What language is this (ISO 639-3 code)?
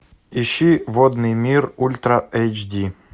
rus